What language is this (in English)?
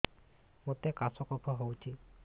Odia